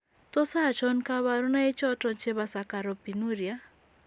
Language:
Kalenjin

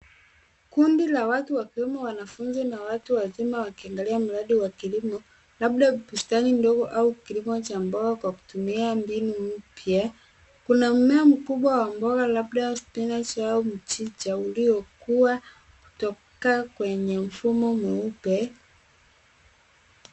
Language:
Swahili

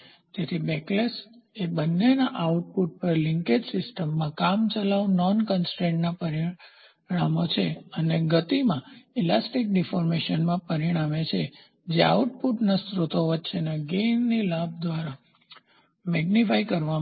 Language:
Gujarati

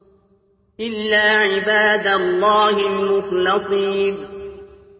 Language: Arabic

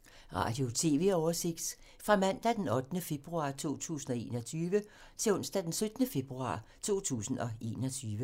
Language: Danish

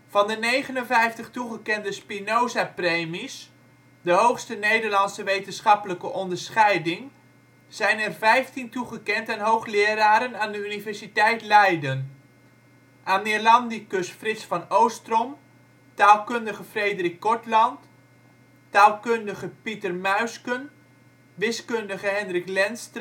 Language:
Dutch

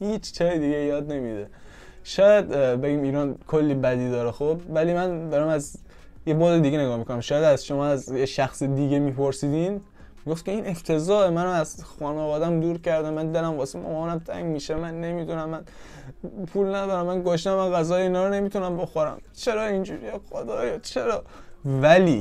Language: Persian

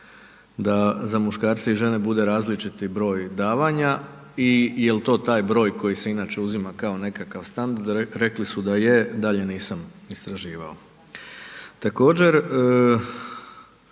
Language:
Croatian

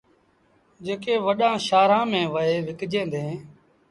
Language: Sindhi Bhil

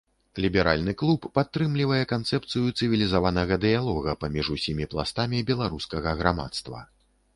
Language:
Belarusian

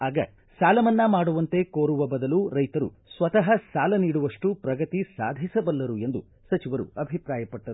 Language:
Kannada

